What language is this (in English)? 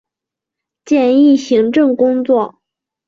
Chinese